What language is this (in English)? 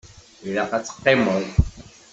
Kabyle